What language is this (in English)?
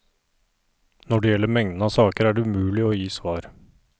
Norwegian